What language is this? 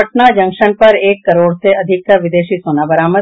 Hindi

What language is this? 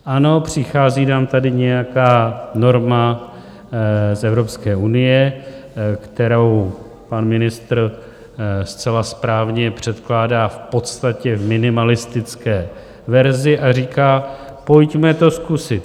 Czech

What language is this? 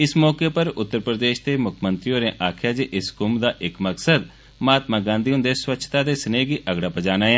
Dogri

